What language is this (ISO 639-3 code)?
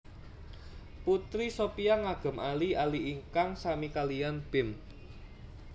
jav